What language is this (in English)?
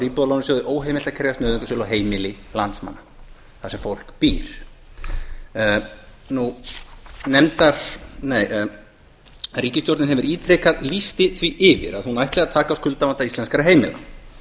Icelandic